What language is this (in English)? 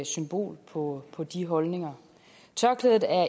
Danish